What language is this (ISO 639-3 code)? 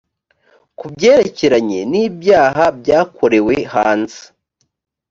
kin